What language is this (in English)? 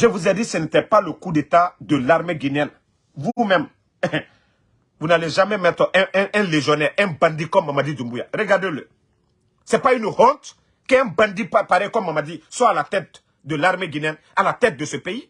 French